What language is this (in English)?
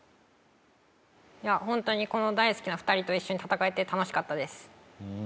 Japanese